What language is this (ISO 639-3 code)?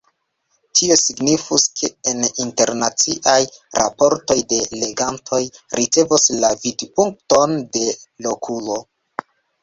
epo